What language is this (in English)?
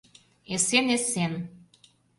Mari